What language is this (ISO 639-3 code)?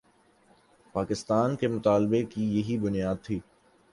urd